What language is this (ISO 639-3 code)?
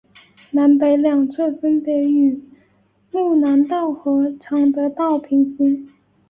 zho